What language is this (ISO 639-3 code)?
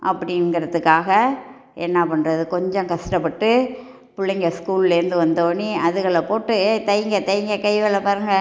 tam